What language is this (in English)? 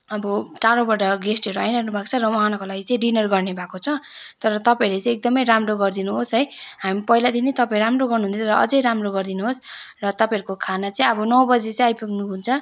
Nepali